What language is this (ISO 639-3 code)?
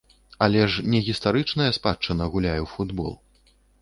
bel